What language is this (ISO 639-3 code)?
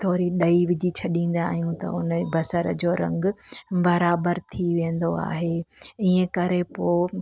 snd